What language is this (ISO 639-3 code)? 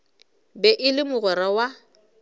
nso